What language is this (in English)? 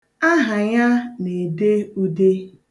Igbo